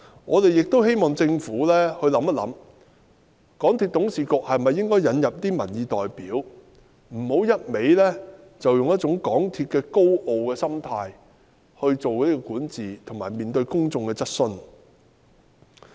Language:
Cantonese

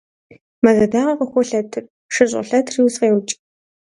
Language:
Kabardian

